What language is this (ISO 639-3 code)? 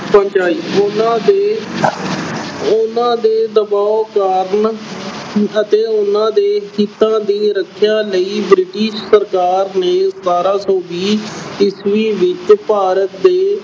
pan